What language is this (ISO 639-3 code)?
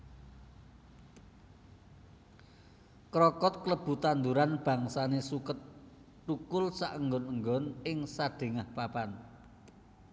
jav